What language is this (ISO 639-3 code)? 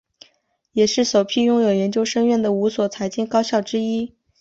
zho